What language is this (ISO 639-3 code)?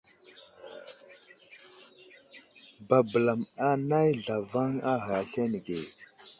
udl